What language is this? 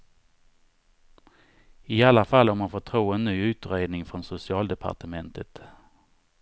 Swedish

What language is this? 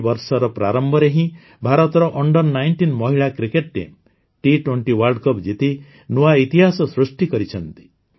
Odia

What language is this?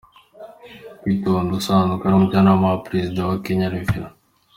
Kinyarwanda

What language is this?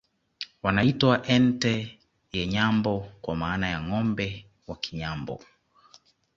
Swahili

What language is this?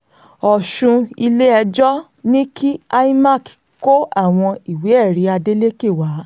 Yoruba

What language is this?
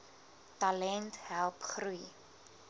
Afrikaans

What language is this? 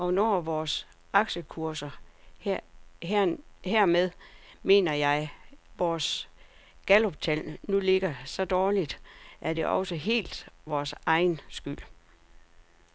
Danish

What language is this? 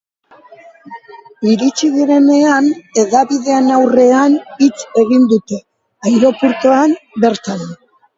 Basque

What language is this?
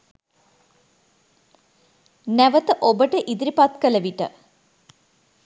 Sinhala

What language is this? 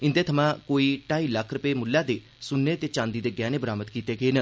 Dogri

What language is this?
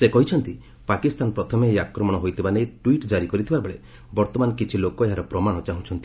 Odia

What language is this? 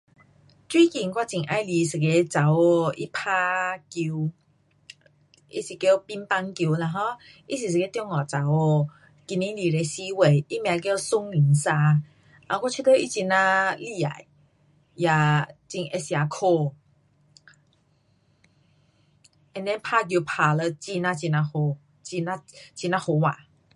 Pu-Xian Chinese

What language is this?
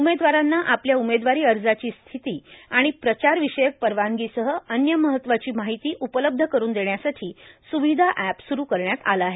Marathi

